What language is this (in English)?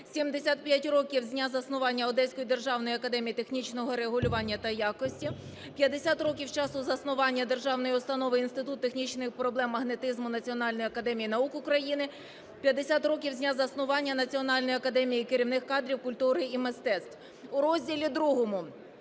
Ukrainian